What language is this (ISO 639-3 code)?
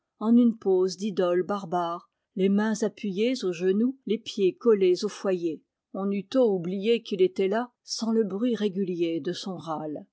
fra